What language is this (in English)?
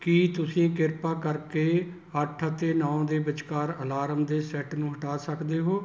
Punjabi